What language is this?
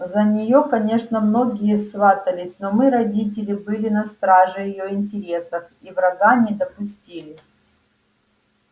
Russian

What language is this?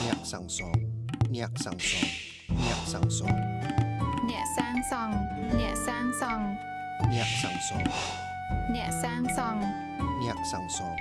English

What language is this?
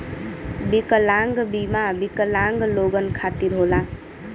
Bhojpuri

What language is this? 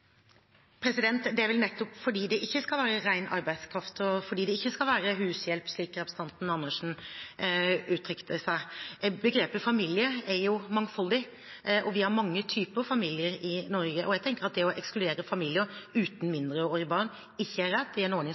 Norwegian Bokmål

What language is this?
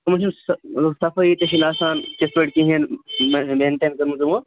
Kashmiri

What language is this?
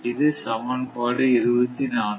Tamil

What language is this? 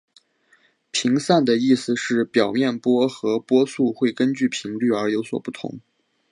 Chinese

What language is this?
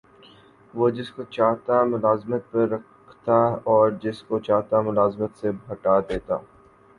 Urdu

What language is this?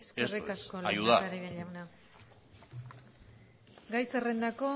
Basque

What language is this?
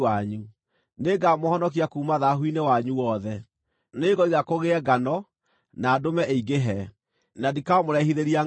Kikuyu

